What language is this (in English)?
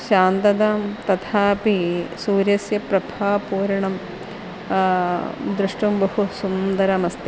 Sanskrit